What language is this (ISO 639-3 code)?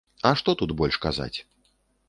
bel